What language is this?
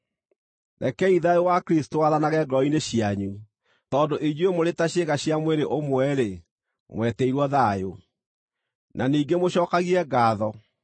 Kikuyu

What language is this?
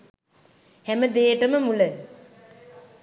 Sinhala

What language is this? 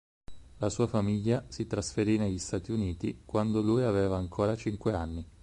Italian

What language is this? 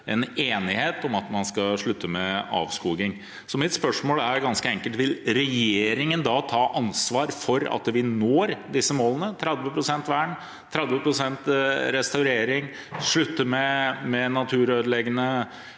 Norwegian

